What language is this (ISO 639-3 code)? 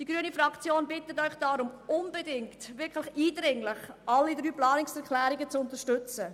gsw